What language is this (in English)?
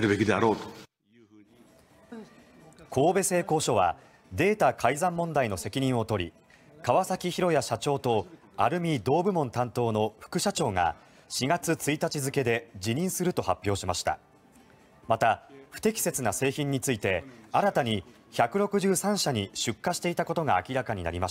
Japanese